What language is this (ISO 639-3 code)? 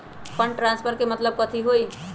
mag